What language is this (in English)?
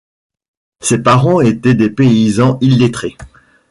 French